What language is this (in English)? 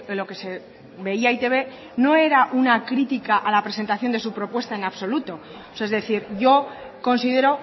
Spanish